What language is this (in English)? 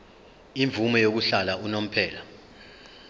Zulu